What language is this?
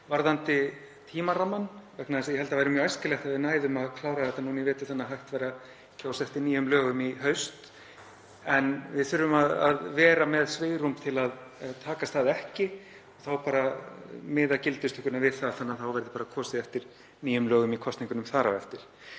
Icelandic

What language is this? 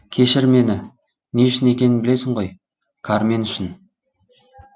Kazakh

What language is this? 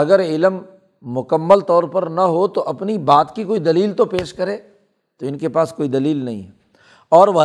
Urdu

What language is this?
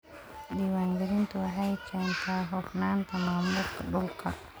Somali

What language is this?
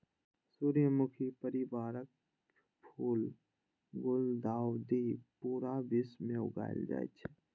Maithili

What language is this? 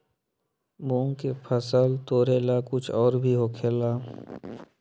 Magahi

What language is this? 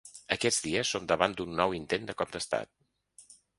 Catalan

